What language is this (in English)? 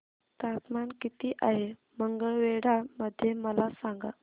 Marathi